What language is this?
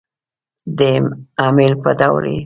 Pashto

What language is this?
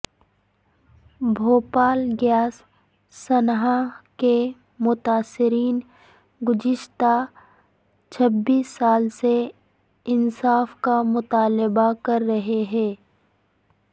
Urdu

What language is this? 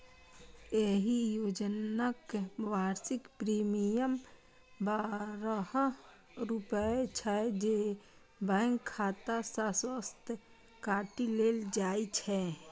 Maithili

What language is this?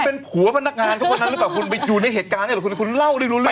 Thai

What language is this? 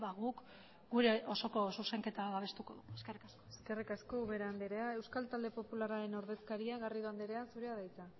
Basque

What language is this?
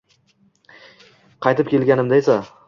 Uzbek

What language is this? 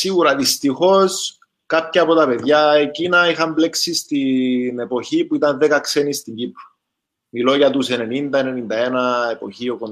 Greek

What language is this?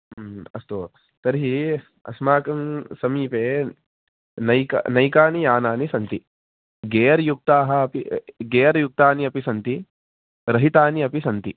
Sanskrit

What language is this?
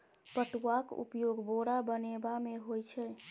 Maithili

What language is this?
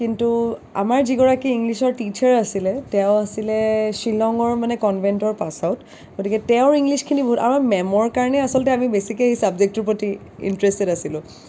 Assamese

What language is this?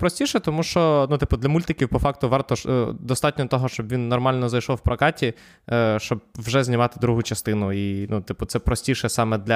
Ukrainian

